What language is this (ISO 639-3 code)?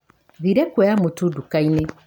kik